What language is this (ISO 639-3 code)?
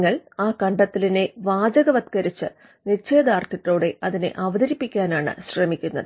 mal